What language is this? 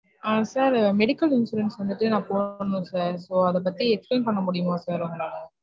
Tamil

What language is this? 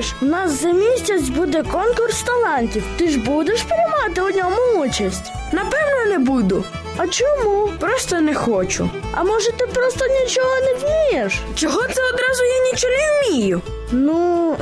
Ukrainian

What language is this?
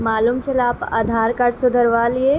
Urdu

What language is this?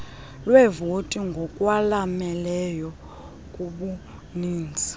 Xhosa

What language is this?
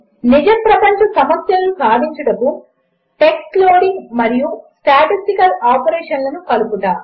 Telugu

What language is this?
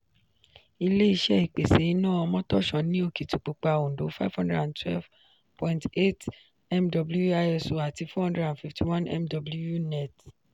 Yoruba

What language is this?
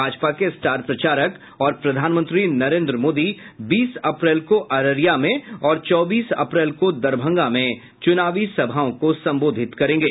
Hindi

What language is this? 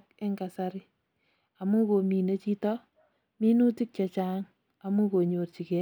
Kalenjin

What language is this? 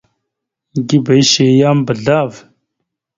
Mada (Cameroon)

